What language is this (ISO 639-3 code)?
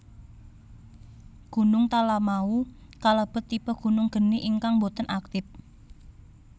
jav